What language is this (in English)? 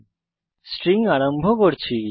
Bangla